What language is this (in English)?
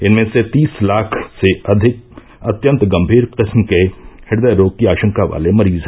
Hindi